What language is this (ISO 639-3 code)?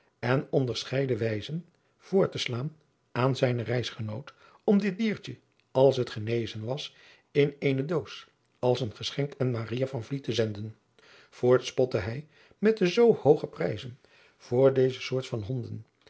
nld